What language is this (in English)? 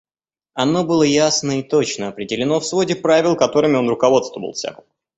Russian